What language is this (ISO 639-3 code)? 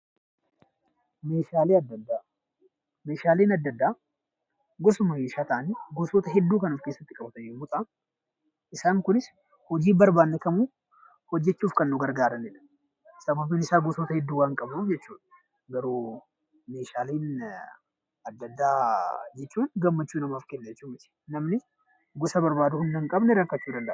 orm